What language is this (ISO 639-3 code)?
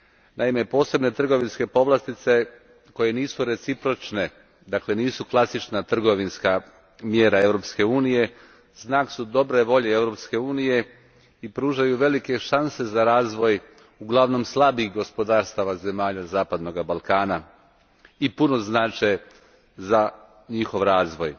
hrv